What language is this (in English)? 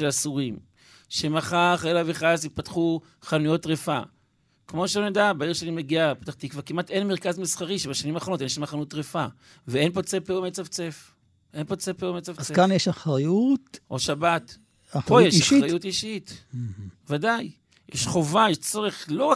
Hebrew